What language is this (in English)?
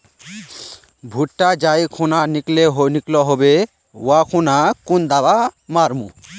Magahi